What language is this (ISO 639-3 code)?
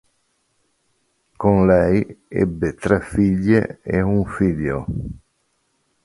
ita